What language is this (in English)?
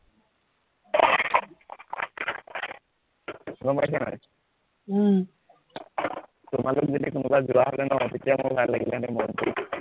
Assamese